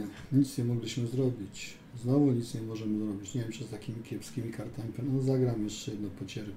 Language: Polish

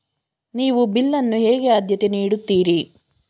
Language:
Kannada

